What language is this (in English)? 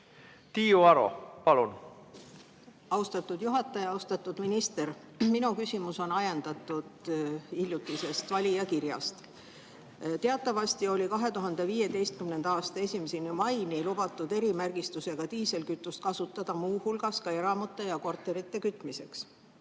Estonian